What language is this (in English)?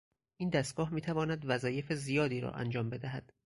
Persian